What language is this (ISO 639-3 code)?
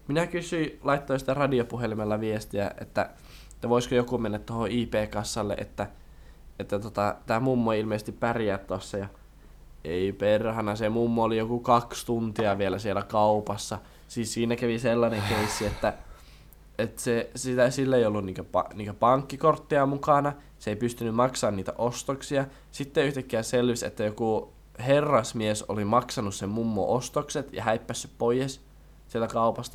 fin